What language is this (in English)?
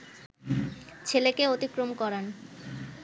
Bangla